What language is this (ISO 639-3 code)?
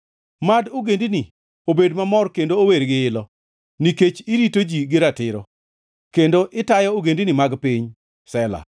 luo